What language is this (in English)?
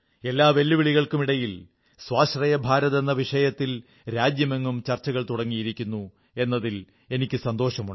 Malayalam